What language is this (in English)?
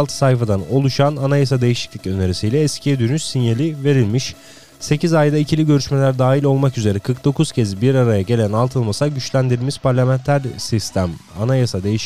Turkish